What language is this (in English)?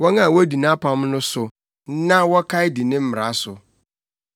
Akan